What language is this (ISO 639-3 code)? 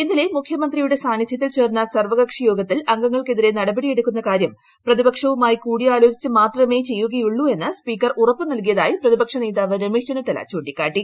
mal